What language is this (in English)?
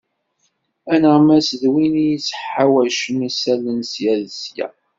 Kabyle